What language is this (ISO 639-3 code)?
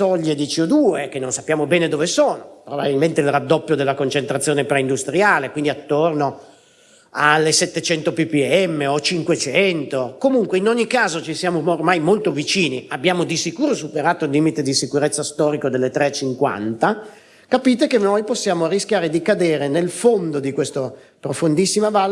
ita